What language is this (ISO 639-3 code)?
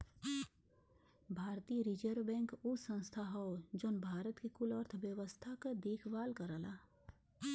bho